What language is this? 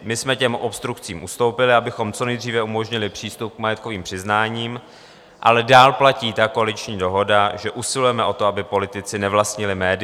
Czech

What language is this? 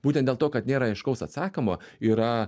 Lithuanian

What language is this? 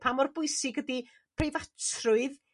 Welsh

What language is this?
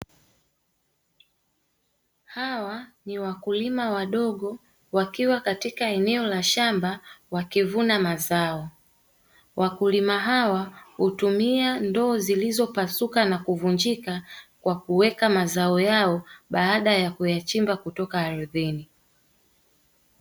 Swahili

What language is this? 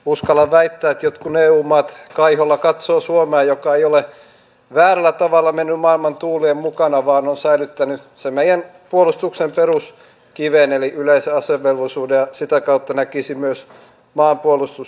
Finnish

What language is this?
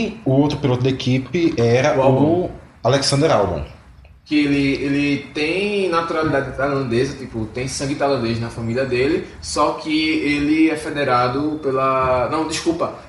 Portuguese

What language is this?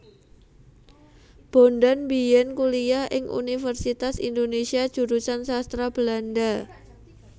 Javanese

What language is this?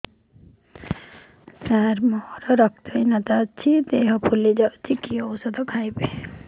Odia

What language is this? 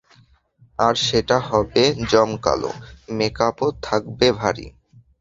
Bangla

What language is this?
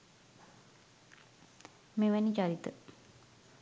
Sinhala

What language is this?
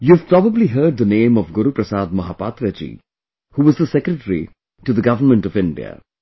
English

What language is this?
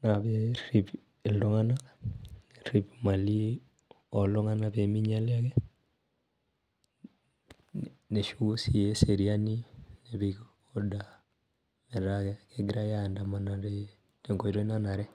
Masai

